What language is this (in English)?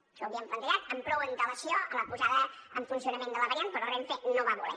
Catalan